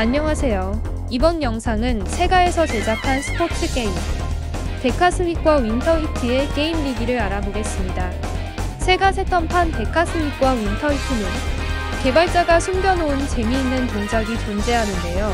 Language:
Korean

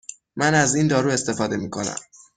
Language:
Persian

